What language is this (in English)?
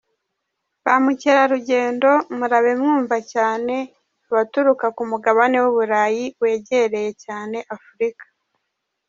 Kinyarwanda